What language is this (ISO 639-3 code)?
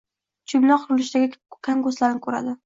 uzb